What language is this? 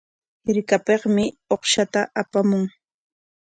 Corongo Ancash Quechua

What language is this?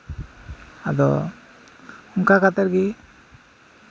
Santali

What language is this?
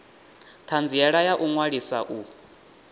Venda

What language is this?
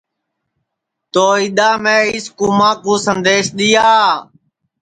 Sansi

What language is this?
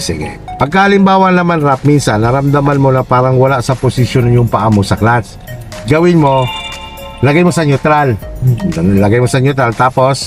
Filipino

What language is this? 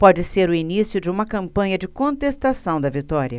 Portuguese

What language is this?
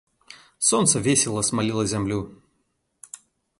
Belarusian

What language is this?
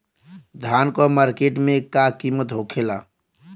Bhojpuri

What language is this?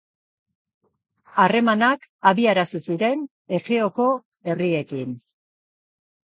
Basque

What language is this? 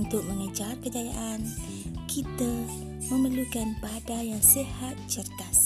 Malay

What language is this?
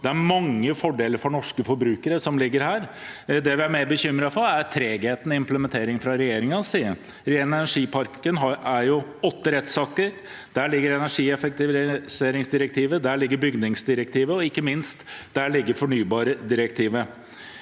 Norwegian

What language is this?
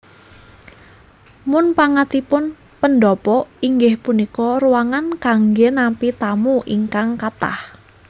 Javanese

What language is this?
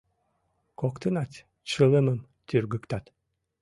Mari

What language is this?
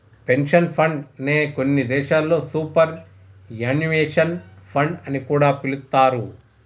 Telugu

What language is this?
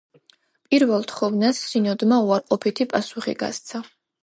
Georgian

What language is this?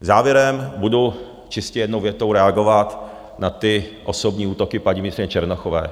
Czech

